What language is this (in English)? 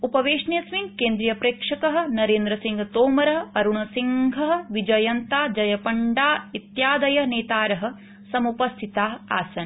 Sanskrit